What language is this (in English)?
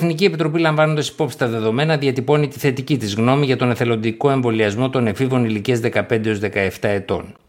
Greek